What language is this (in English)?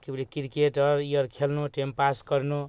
Maithili